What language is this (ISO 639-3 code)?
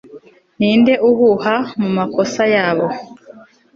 kin